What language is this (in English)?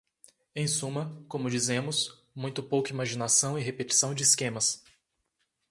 Portuguese